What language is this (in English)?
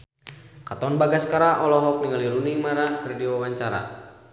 Sundanese